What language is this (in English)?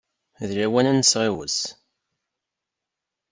Kabyle